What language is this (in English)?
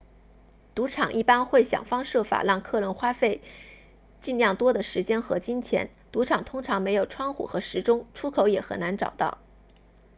Chinese